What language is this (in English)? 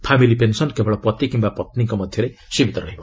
Odia